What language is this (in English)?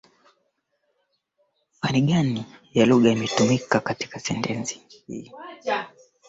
Swahili